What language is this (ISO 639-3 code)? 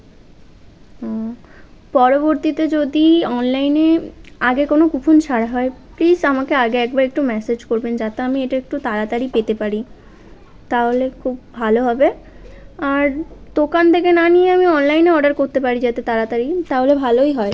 ben